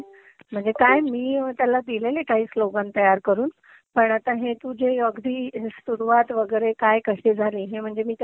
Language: Marathi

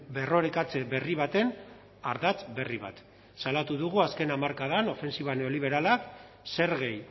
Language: Basque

